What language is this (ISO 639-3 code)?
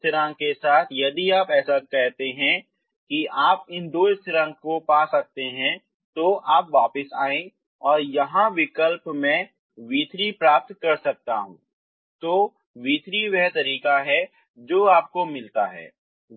hin